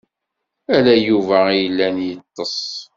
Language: Kabyle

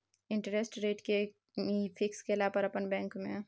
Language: Maithili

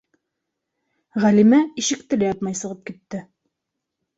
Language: Bashkir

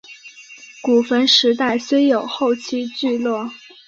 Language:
Chinese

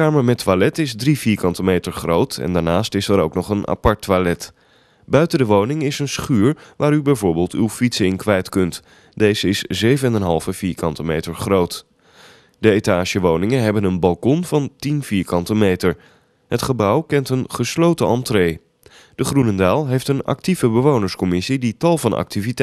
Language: Dutch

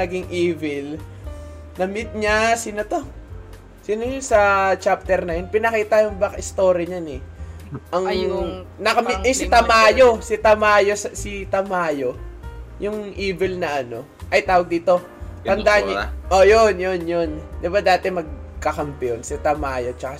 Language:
Filipino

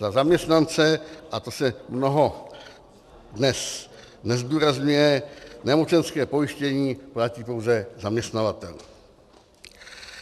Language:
Czech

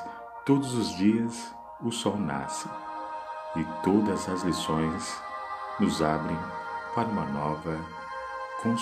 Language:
Portuguese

